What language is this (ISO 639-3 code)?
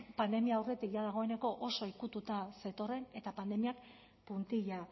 eus